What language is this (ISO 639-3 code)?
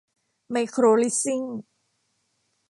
tha